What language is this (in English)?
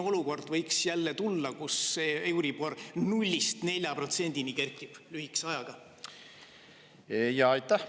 Estonian